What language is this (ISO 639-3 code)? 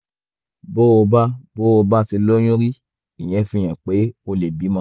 yor